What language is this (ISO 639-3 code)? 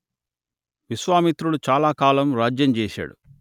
tel